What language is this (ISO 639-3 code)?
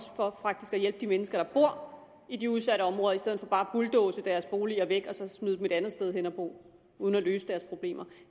dan